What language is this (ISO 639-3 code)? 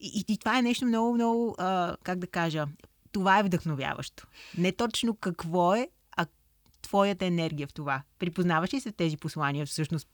bul